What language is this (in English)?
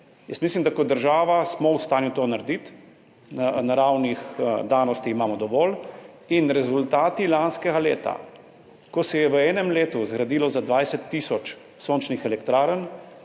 Slovenian